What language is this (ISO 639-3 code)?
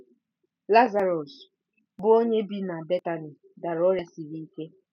ibo